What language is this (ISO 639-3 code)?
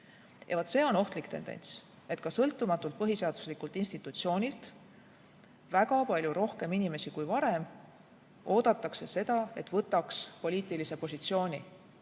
est